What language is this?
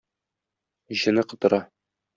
Tatar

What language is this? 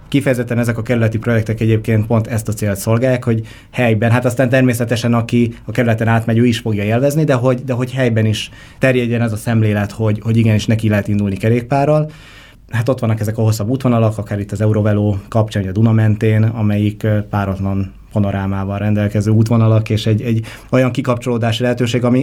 Hungarian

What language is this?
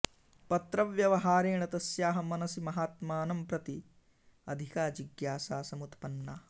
Sanskrit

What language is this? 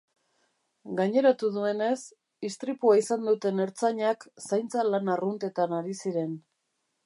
Basque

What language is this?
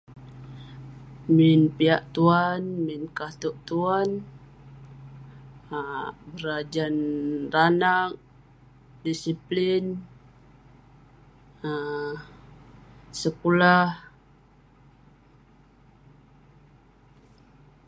Western Penan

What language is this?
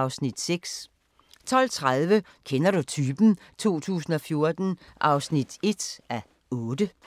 Danish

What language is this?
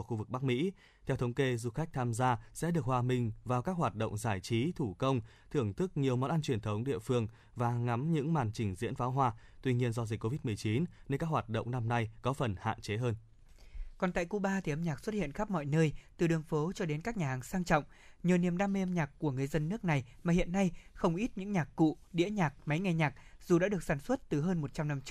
Vietnamese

